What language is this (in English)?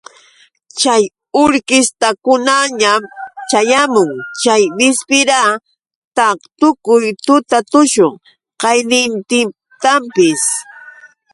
Yauyos Quechua